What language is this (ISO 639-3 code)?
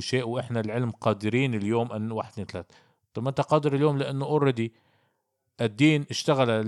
ara